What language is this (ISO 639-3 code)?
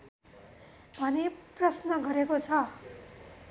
nep